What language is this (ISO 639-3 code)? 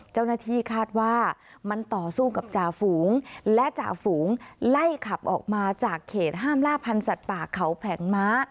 tha